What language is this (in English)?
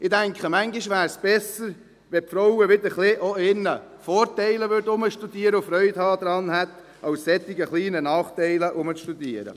Swiss German